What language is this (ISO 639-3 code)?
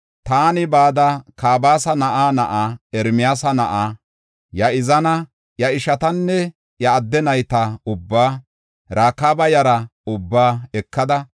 gof